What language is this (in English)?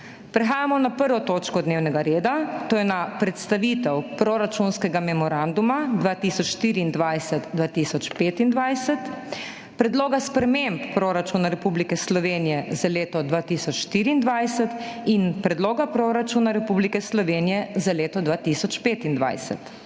Slovenian